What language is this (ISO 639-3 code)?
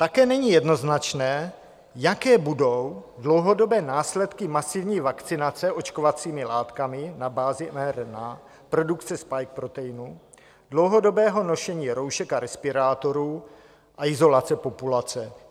ces